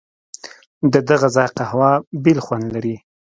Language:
Pashto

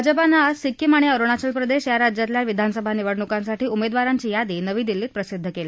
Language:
Marathi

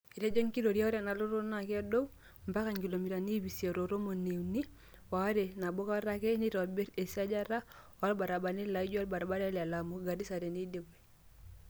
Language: Masai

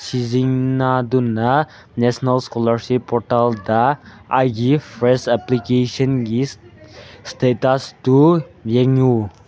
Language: Manipuri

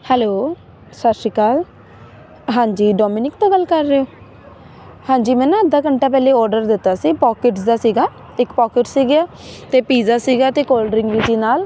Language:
Punjabi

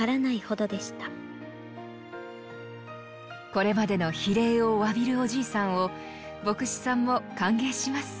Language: Japanese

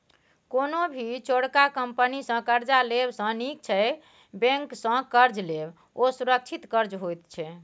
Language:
Maithili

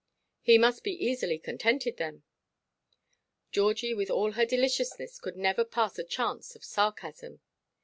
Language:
English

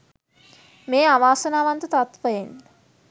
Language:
Sinhala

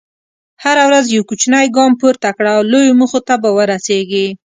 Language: Pashto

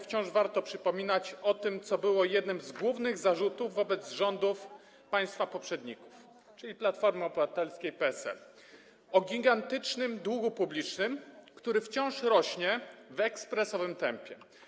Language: Polish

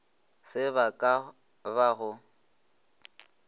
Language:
Northern Sotho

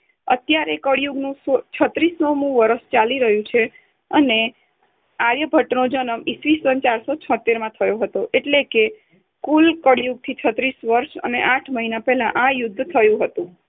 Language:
Gujarati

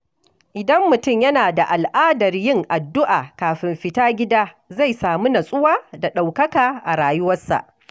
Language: Hausa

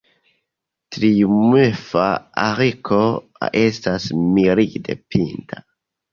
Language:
Esperanto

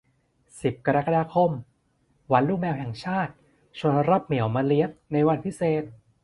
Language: Thai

